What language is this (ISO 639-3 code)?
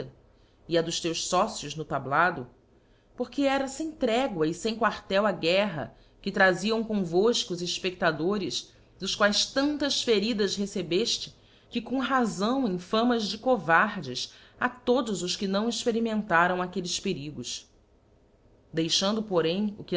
por